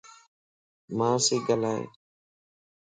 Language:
Lasi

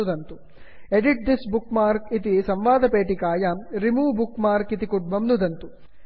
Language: Sanskrit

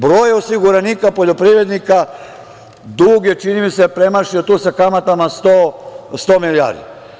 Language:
Serbian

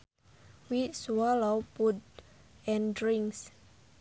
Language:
Sundanese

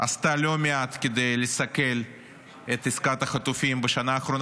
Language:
Hebrew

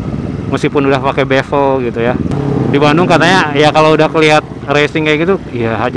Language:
Indonesian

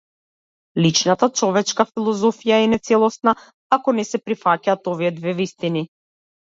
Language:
Macedonian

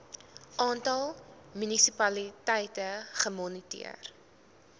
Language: Afrikaans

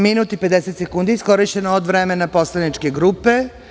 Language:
Serbian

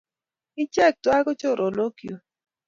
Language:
Kalenjin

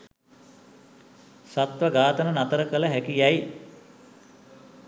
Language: Sinhala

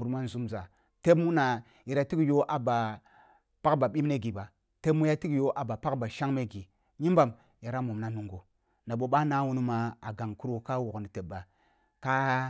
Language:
Kulung (Nigeria)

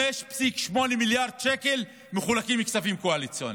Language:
Hebrew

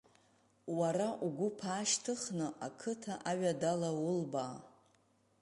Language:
Abkhazian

